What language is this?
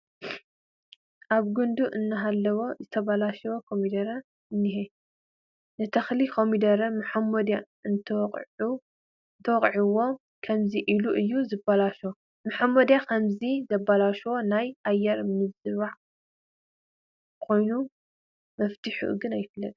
Tigrinya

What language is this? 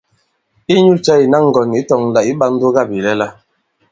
Bankon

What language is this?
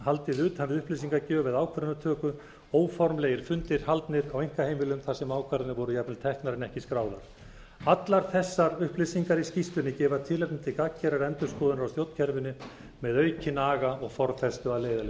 Icelandic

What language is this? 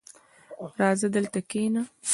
Pashto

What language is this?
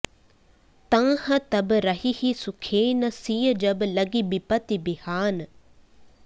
Sanskrit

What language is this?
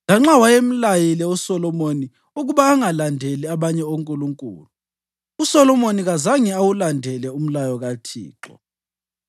North Ndebele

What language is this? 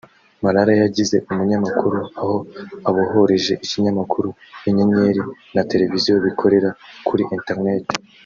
Kinyarwanda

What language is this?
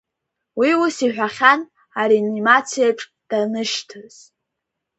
Abkhazian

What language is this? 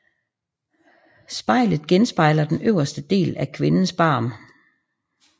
Danish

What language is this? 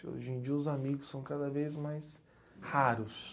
Portuguese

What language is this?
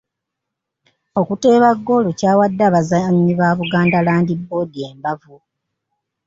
Ganda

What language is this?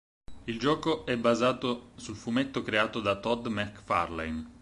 Italian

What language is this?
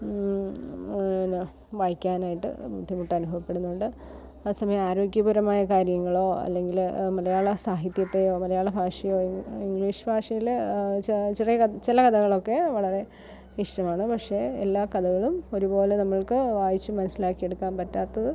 Malayalam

